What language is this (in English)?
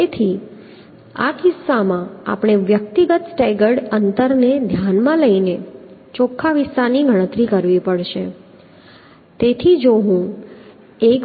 Gujarati